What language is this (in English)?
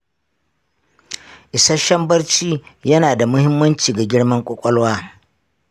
Hausa